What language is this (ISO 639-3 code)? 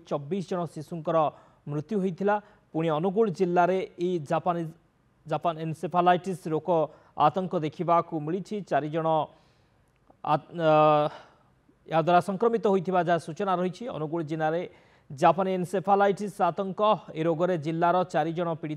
ben